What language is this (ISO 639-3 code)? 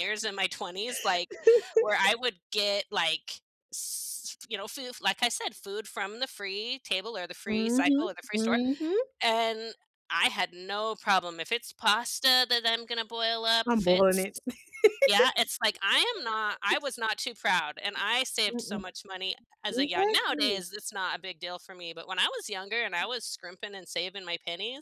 eng